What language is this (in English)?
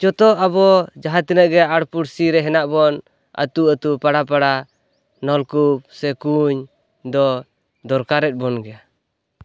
Santali